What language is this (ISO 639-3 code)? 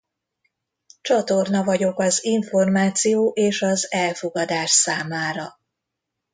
hun